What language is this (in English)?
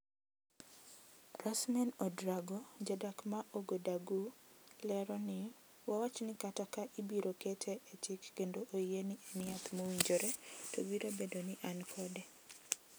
Luo (Kenya and Tanzania)